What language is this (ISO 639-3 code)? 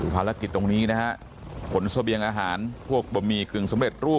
tha